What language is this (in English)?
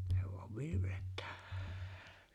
Finnish